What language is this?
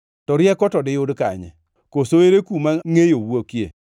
Luo (Kenya and Tanzania)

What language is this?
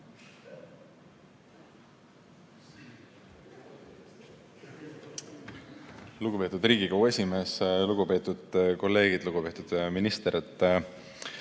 Estonian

